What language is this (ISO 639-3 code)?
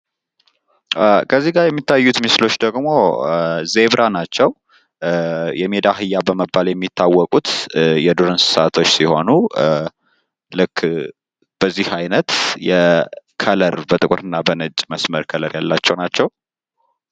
amh